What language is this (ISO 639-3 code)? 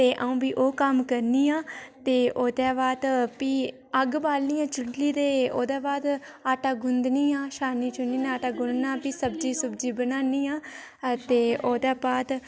doi